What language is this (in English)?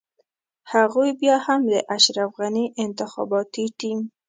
Pashto